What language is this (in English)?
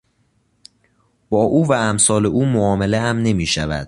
Persian